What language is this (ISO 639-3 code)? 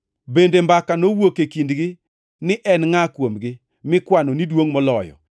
luo